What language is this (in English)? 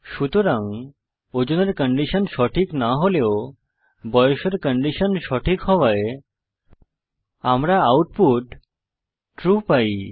Bangla